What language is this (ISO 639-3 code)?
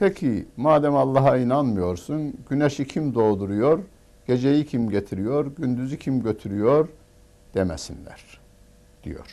tur